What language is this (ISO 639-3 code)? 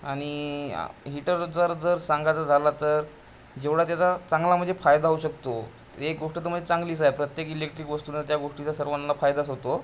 mar